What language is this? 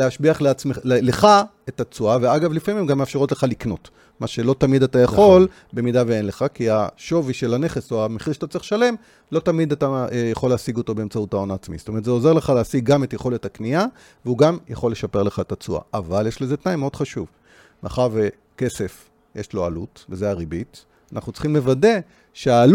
Hebrew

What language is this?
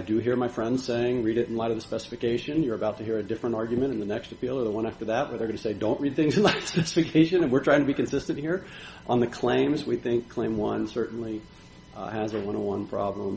English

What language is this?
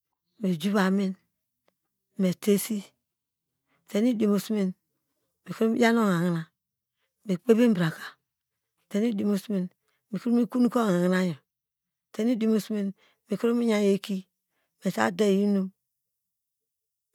Degema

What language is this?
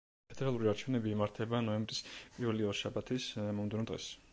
Georgian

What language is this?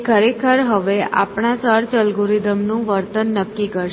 Gujarati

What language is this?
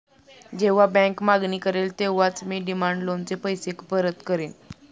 Marathi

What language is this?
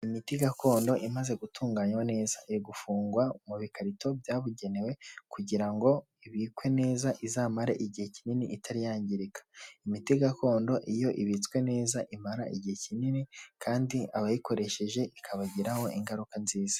Kinyarwanda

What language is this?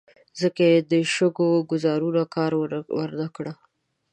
Pashto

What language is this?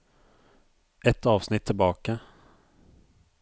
Norwegian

